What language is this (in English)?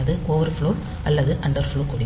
Tamil